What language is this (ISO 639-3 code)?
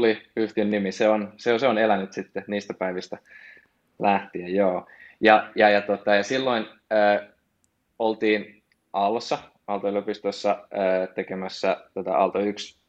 fin